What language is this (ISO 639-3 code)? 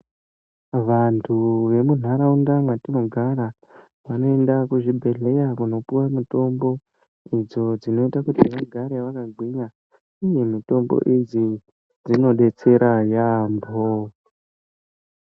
ndc